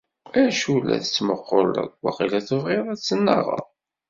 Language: Kabyle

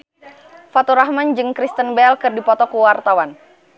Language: Sundanese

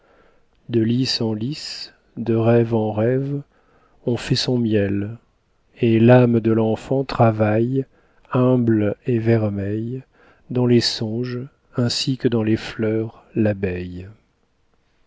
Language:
French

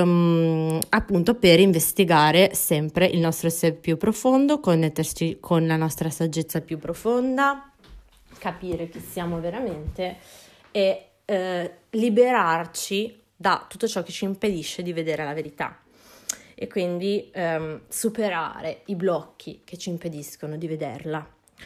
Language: Italian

